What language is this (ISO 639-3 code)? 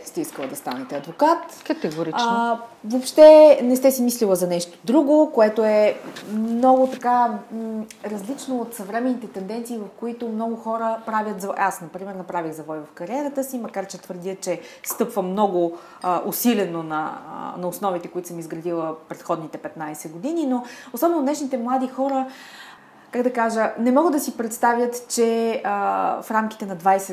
bul